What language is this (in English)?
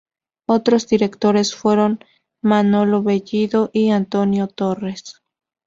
Spanish